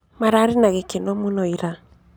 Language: Kikuyu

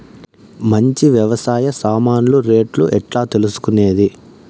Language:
Telugu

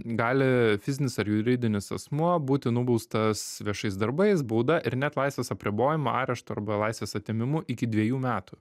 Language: Lithuanian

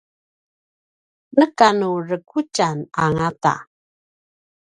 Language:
Paiwan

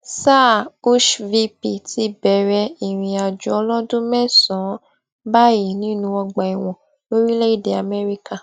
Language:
Yoruba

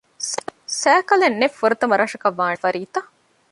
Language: Divehi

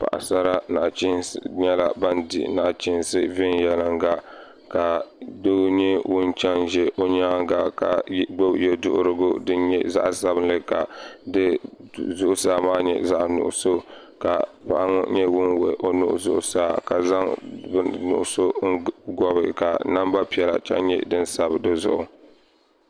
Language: Dagbani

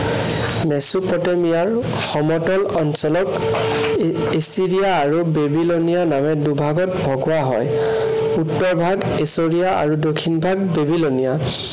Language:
Assamese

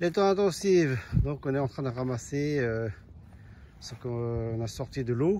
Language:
French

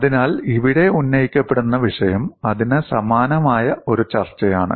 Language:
Malayalam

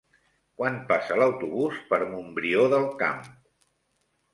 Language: Catalan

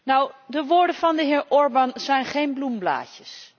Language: Dutch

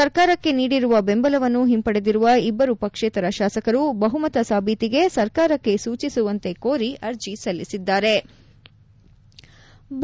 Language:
Kannada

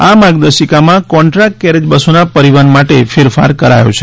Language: Gujarati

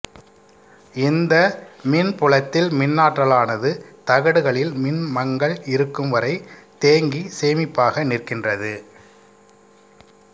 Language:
Tamil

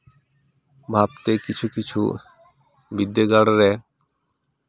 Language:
Santali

